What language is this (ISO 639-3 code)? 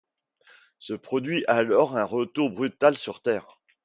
fra